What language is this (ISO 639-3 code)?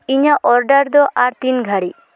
sat